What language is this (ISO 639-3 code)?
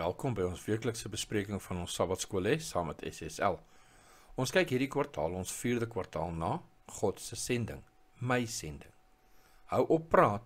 nld